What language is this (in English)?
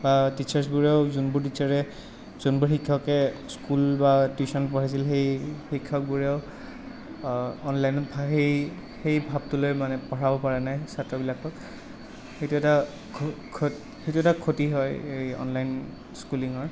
Assamese